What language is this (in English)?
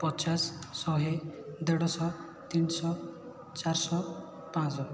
Odia